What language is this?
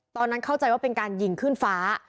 Thai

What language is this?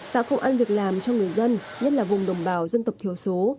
Vietnamese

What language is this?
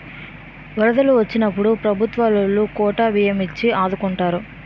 Telugu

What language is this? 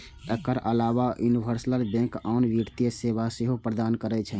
Maithili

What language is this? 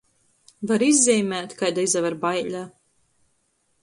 Latgalian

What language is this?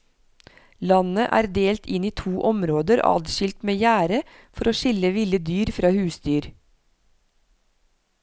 Norwegian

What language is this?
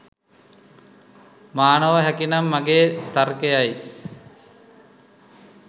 Sinhala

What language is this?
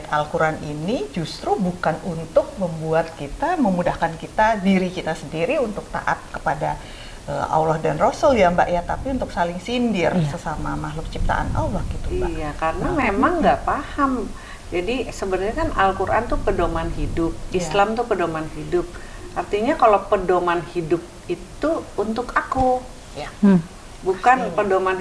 Indonesian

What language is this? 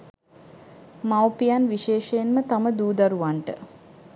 Sinhala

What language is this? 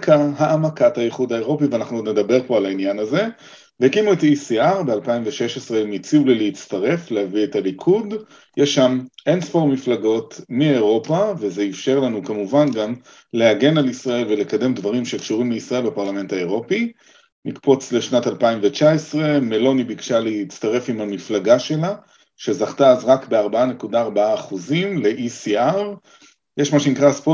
Hebrew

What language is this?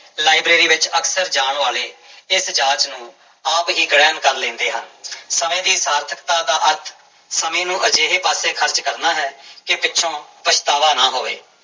Punjabi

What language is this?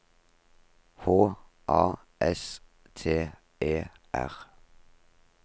Norwegian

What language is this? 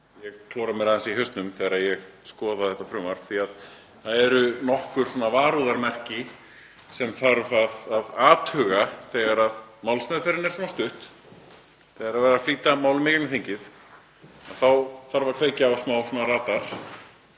Icelandic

